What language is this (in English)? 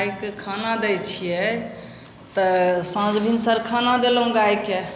Maithili